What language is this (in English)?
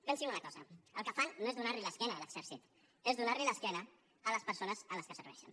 Catalan